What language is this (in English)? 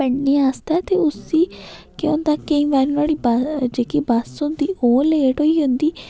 Dogri